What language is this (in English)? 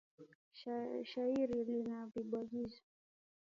Swahili